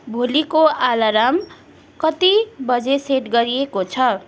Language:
Nepali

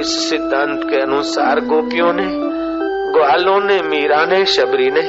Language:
Hindi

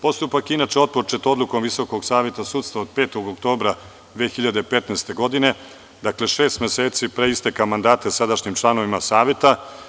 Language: Serbian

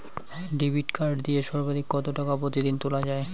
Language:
Bangla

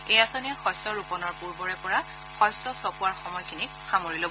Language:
Assamese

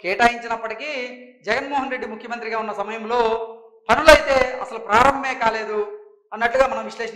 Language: Telugu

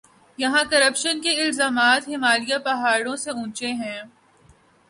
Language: Urdu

